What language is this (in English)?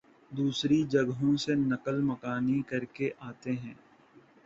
Urdu